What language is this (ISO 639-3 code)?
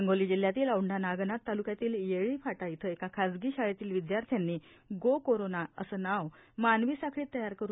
mar